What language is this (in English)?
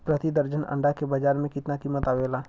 Bhojpuri